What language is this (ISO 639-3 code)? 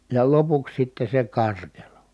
fin